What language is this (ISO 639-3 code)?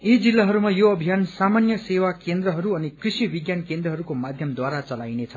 nep